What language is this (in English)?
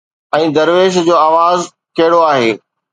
Sindhi